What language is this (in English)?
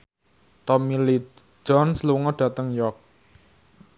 Javanese